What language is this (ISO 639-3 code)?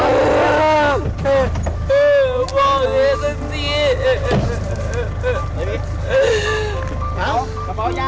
tha